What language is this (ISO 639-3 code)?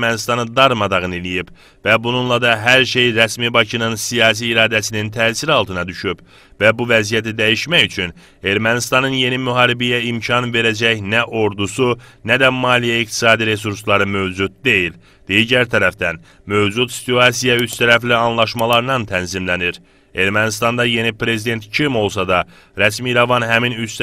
tur